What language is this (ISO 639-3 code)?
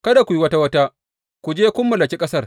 hau